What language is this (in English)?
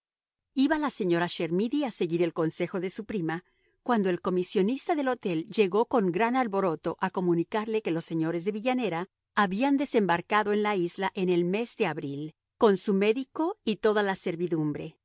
Spanish